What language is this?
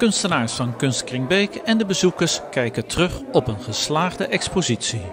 Dutch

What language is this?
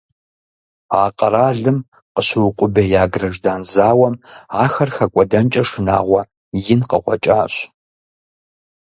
Kabardian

